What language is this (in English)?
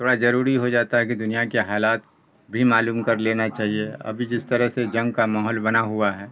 Urdu